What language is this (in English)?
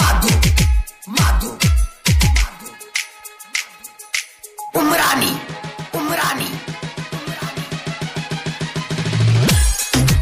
Vietnamese